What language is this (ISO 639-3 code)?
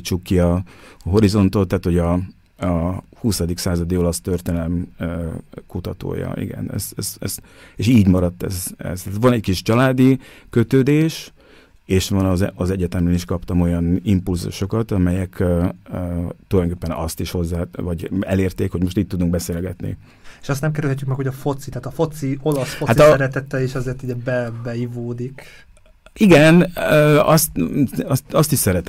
hun